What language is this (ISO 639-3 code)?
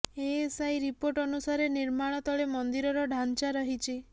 ori